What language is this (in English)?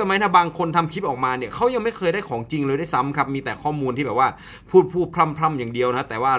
Thai